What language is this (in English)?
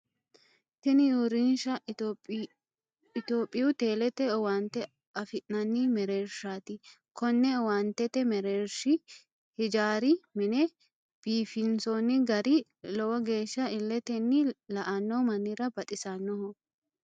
Sidamo